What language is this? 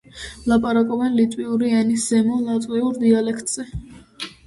Georgian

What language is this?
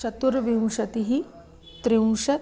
Sanskrit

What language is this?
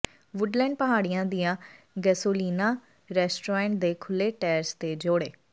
Punjabi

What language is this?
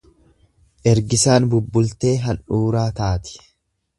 Oromo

